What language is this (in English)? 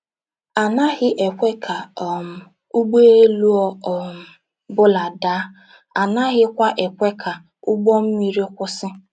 Igbo